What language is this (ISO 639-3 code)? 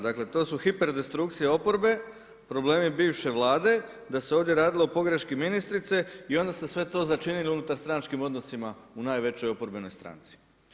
hrv